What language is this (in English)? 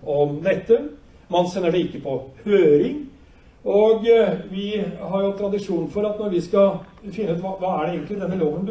Norwegian